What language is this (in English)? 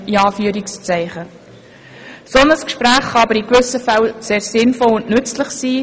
Swiss German